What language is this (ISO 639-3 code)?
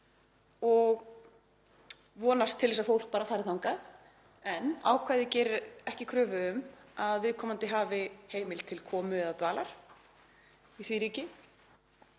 isl